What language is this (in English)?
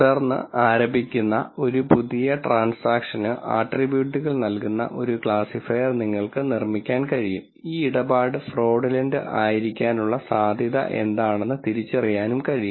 Malayalam